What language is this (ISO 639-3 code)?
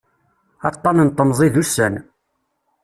kab